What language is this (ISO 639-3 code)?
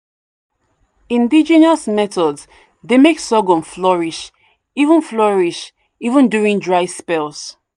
pcm